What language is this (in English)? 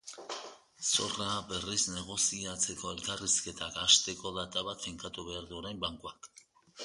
Basque